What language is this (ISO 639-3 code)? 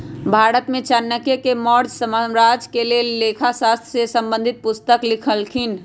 mag